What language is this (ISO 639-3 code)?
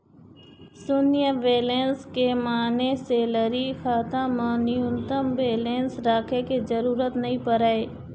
hne